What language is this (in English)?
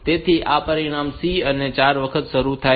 Gujarati